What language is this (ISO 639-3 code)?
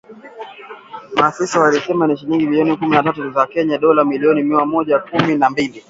swa